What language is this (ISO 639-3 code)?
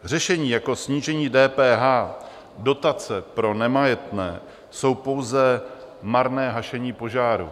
ces